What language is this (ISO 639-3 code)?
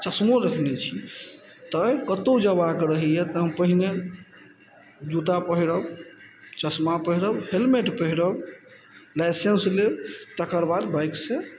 mai